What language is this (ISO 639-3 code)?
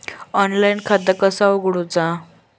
mar